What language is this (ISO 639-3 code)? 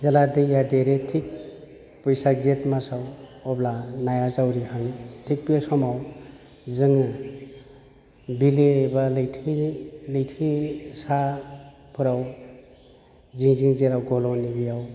brx